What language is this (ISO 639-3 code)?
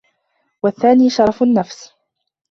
ara